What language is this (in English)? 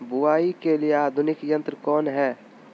Magahi